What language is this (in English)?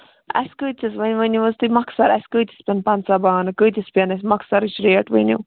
Kashmiri